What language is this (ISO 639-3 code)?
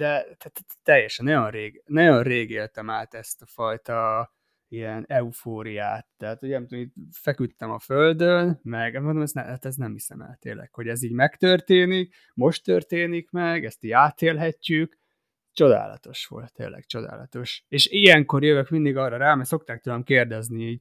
hun